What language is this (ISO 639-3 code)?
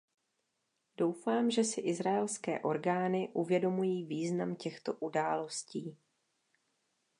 ces